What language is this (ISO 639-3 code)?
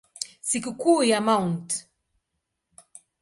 swa